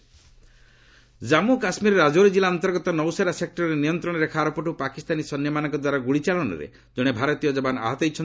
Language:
Odia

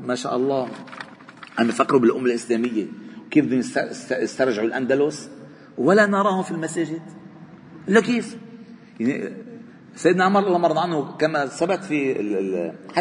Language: Arabic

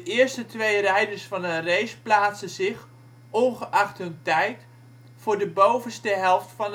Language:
Dutch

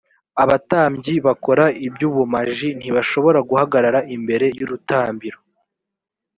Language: Kinyarwanda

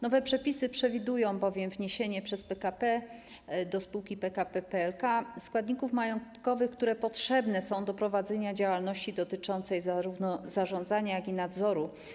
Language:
Polish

